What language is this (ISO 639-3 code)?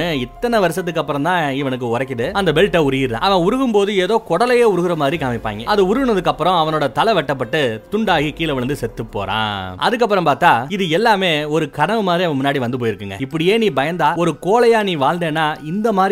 tam